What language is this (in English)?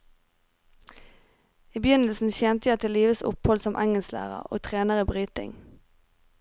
Norwegian